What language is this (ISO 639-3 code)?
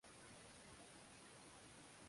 swa